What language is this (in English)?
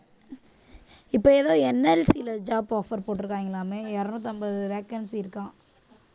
Tamil